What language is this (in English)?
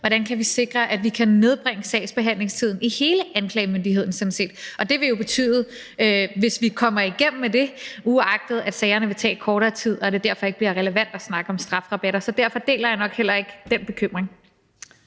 Danish